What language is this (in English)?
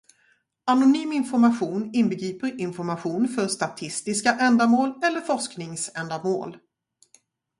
Swedish